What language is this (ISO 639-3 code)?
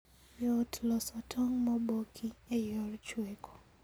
luo